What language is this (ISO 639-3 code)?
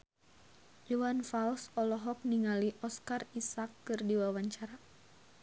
sun